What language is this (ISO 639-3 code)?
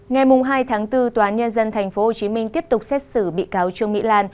vie